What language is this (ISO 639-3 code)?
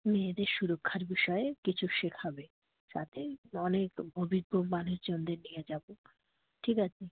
ben